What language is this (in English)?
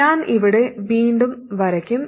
Malayalam